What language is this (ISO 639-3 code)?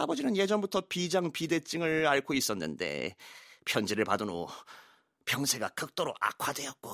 kor